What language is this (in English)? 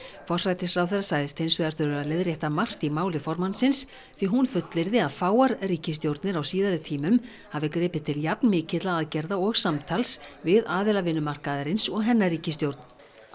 Icelandic